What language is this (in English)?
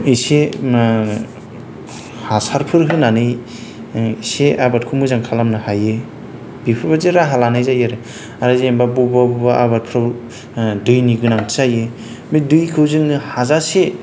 Bodo